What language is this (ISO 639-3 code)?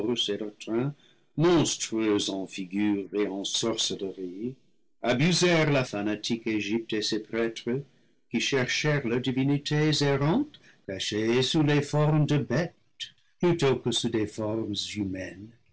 fra